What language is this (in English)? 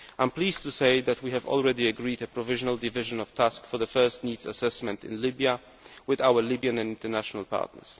English